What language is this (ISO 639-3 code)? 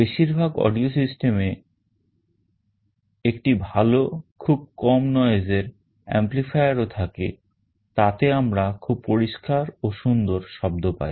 ben